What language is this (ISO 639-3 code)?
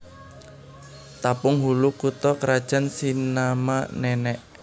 jav